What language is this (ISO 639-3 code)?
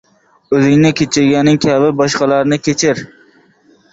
uzb